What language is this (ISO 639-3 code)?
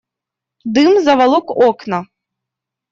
rus